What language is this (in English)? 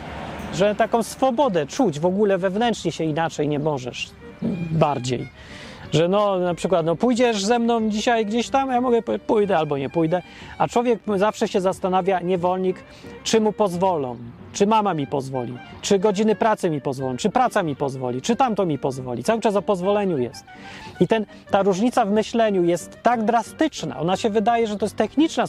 Polish